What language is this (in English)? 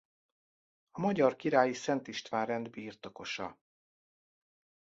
Hungarian